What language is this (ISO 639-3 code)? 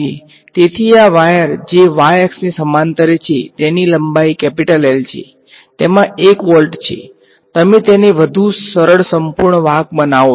guj